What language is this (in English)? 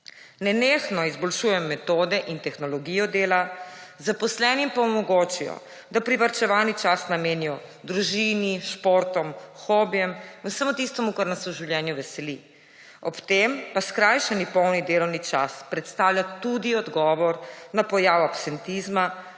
Slovenian